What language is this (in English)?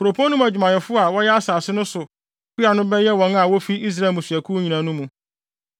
Akan